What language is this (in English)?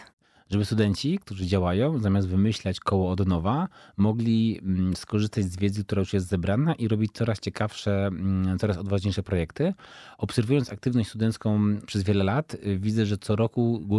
Polish